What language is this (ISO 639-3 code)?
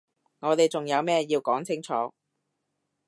yue